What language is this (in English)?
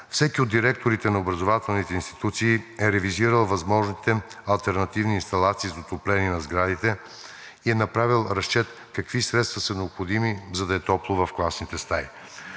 Bulgarian